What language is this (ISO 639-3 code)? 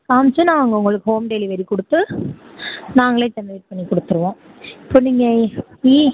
tam